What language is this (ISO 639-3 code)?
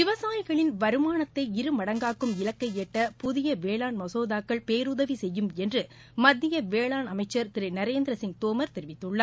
tam